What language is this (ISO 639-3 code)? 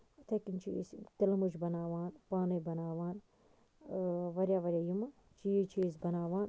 kas